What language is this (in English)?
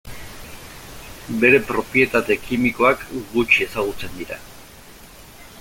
Basque